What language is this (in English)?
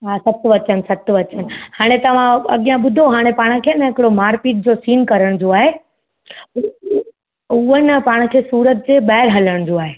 Sindhi